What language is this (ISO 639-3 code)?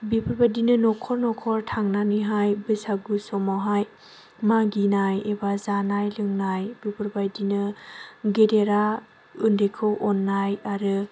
brx